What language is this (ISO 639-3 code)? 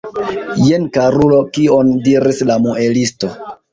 epo